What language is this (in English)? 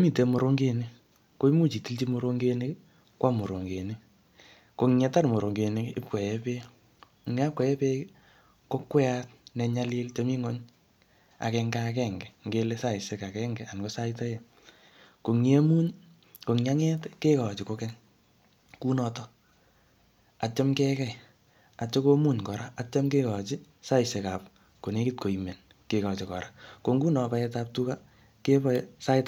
Kalenjin